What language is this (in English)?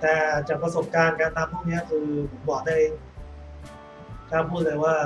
Thai